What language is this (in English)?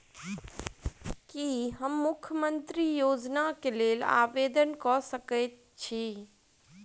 Maithili